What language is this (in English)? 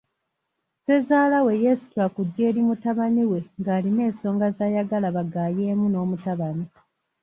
Ganda